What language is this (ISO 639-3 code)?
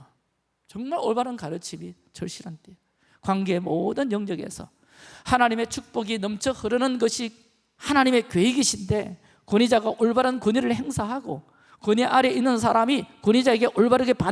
kor